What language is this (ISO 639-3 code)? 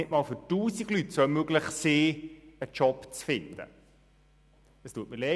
gsw